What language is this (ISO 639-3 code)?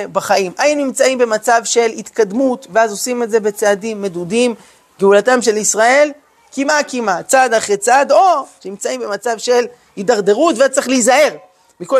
heb